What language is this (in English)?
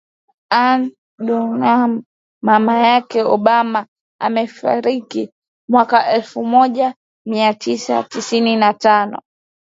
Swahili